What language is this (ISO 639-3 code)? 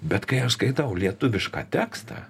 lit